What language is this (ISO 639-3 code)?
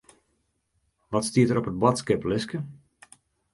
fry